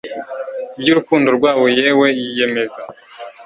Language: Kinyarwanda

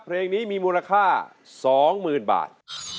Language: Thai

